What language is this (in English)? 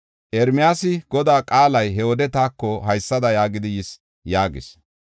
Gofa